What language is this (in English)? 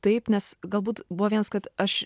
Lithuanian